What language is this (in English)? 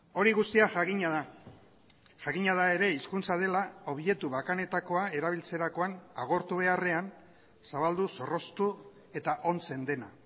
Basque